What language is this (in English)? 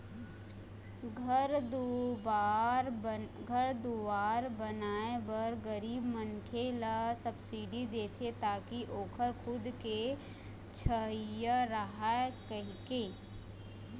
Chhattisgarhi